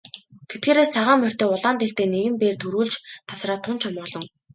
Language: Mongolian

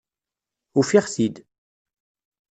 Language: Kabyle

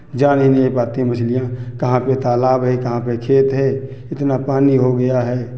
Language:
Hindi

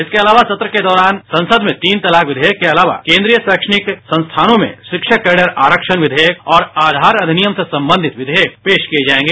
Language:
Hindi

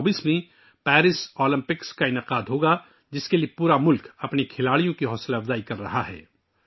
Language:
Urdu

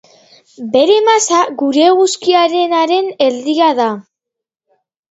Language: Basque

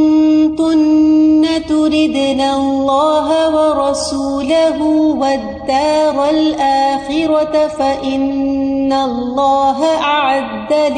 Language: Urdu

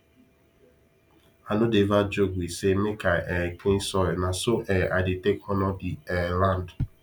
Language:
Nigerian Pidgin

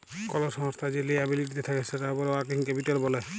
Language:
Bangla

